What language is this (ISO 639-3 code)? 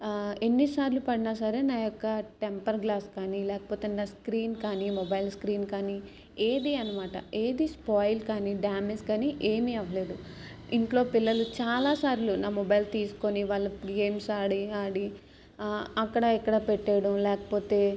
tel